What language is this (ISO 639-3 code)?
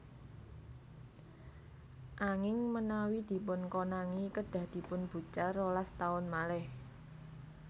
jav